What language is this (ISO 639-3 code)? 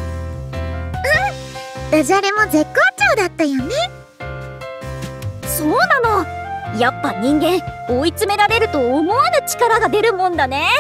jpn